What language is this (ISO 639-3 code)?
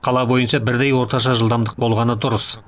kaz